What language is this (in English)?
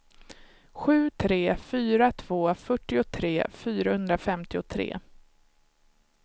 Swedish